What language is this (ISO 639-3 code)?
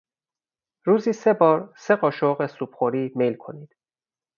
fas